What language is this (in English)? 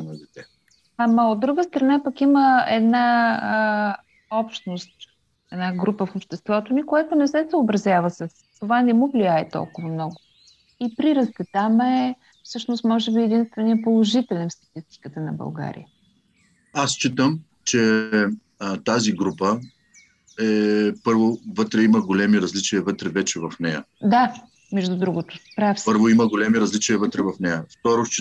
Bulgarian